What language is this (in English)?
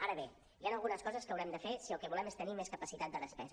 Catalan